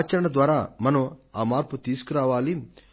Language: Telugu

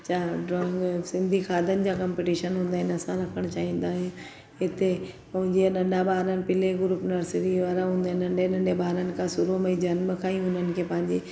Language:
Sindhi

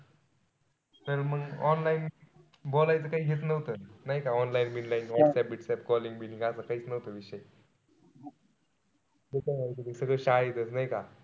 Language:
Marathi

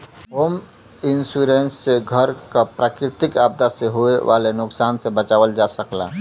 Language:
Bhojpuri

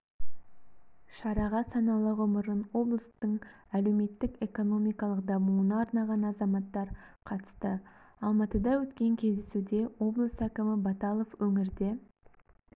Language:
Kazakh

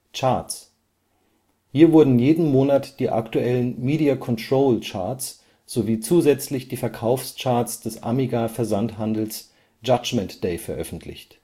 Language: German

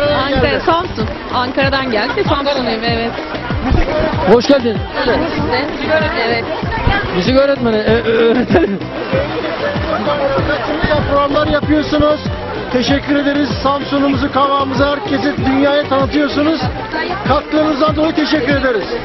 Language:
Turkish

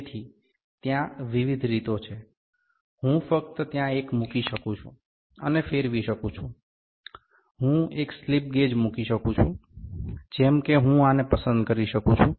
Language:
Gujarati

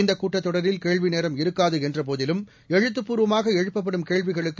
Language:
Tamil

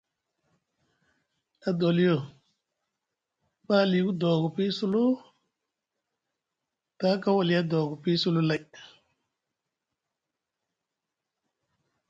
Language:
Musgu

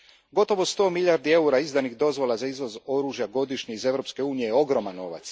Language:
Croatian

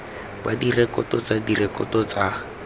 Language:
Tswana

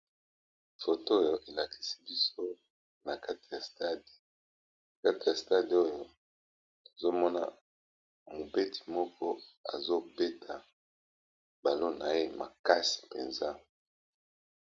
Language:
Lingala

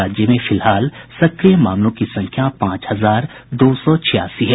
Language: Hindi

